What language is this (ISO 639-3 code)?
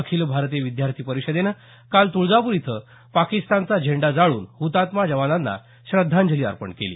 mar